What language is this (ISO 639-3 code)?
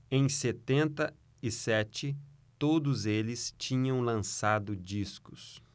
por